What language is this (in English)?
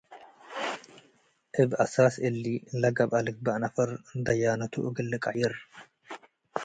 Tigre